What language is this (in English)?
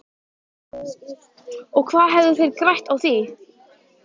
Icelandic